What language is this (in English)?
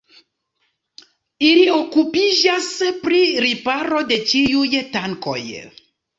Esperanto